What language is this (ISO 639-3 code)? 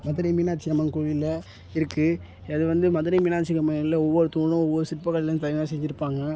tam